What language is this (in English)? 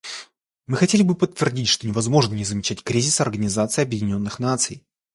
Russian